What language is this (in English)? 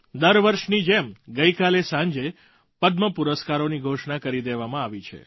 Gujarati